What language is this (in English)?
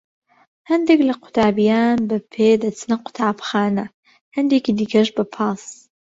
Central Kurdish